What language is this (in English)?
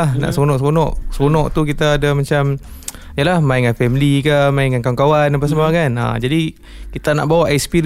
Malay